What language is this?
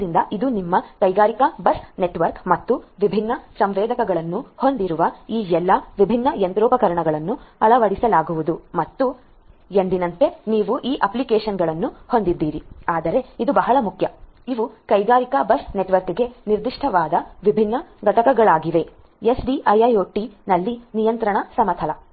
Kannada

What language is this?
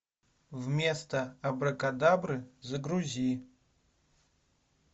Russian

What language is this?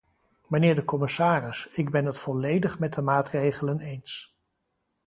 Dutch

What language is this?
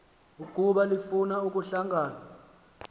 Xhosa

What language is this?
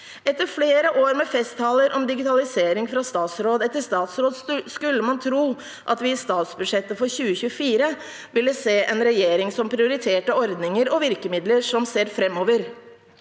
Norwegian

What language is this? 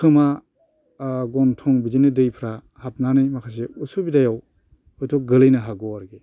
Bodo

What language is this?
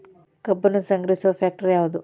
Kannada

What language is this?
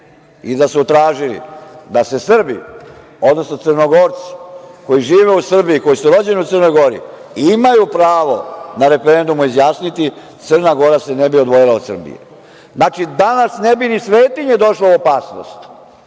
Serbian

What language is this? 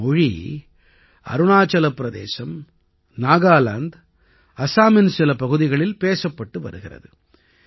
Tamil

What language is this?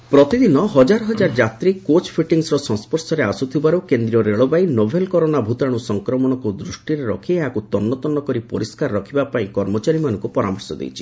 Odia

